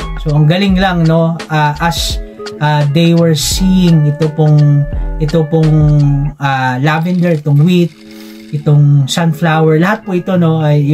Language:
Filipino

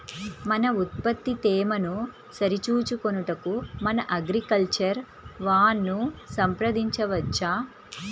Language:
Telugu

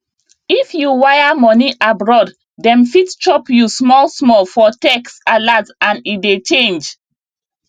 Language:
Nigerian Pidgin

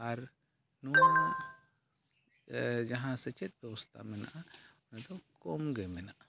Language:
Santali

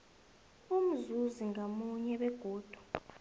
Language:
South Ndebele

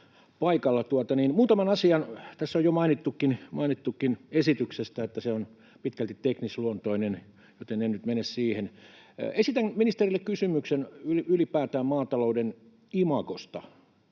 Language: Finnish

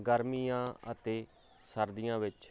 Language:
Punjabi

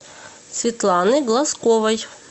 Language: Russian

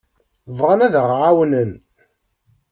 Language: Kabyle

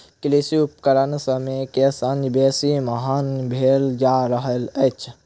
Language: Maithili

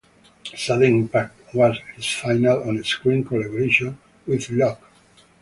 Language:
English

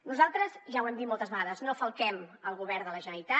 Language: Catalan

